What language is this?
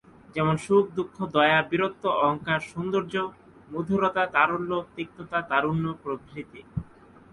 Bangla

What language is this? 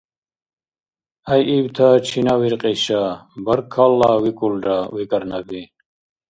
Dargwa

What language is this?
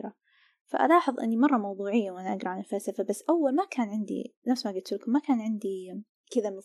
Arabic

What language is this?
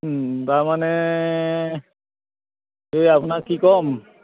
Assamese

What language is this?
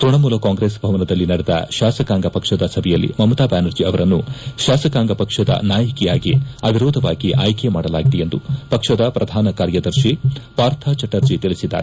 Kannada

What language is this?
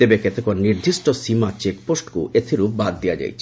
Odia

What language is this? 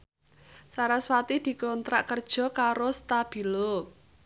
Javanese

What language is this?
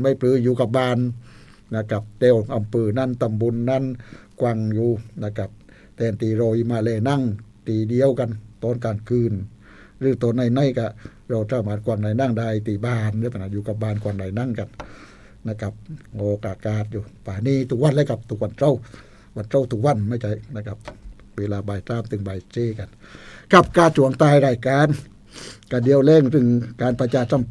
Thai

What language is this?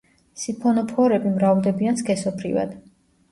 Georgian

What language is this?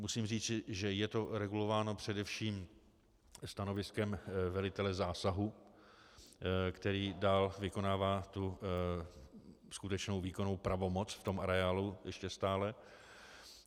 Czech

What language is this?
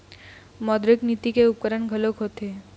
Chhattisgarhi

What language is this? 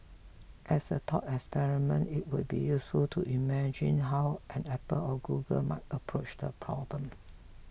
English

